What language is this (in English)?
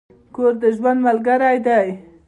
Pashto